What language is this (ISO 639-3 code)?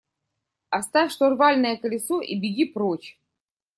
rus